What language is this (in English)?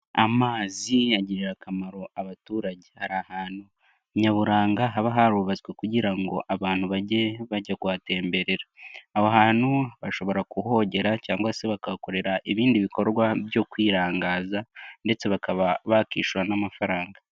Kinyarwanda